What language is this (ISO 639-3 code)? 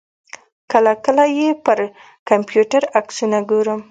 pus